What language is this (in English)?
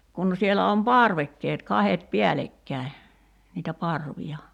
Finnish